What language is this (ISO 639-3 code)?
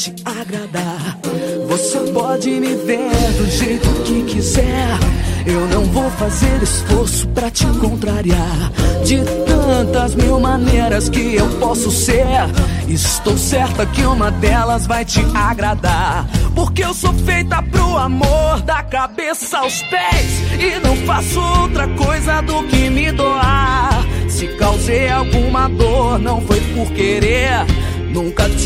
por